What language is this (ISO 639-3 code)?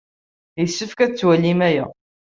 kab